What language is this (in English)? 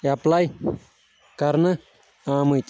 Kashmiri